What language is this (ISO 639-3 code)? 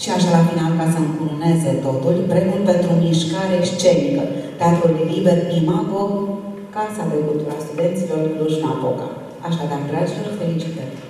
ron